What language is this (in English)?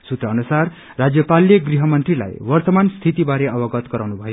Nepali